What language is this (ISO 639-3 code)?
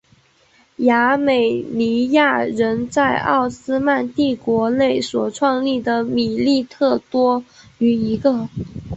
zho